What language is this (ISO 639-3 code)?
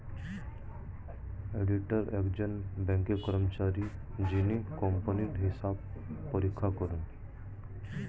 ben